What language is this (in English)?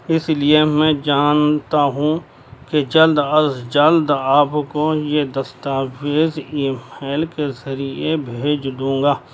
Urdu